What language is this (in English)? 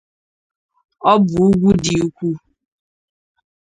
Igbo